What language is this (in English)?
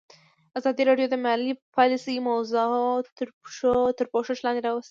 Pashto